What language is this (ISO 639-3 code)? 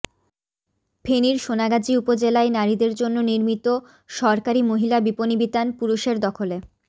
ben